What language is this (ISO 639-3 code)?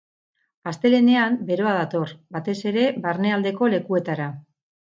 eus